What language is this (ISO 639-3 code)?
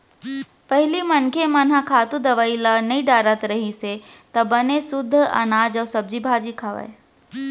hne